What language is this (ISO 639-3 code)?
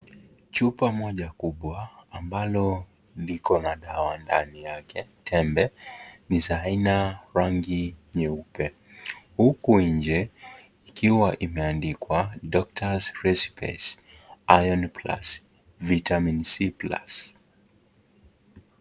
swa